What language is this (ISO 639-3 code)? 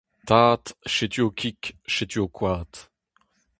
bre